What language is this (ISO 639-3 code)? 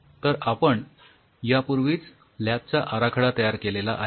mar